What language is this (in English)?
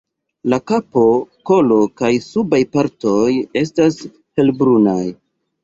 Esperanto